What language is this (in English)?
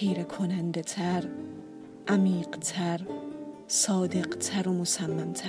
Persian